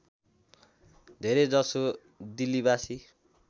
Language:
Nepali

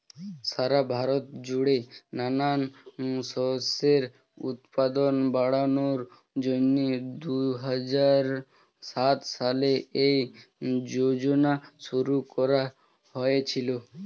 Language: Bangla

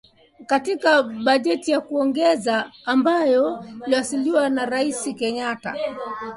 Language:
Swahili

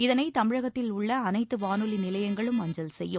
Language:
Tamil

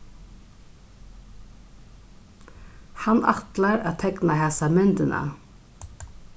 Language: Faroese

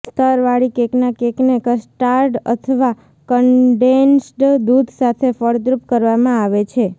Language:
Gujarati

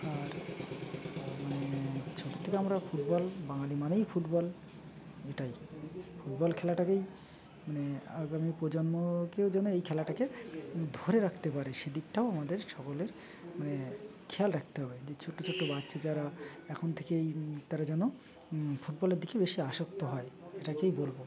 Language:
Bangla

